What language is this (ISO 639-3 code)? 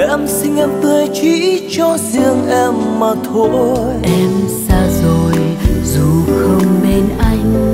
vie